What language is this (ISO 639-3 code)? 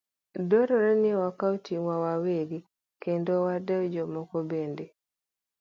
luo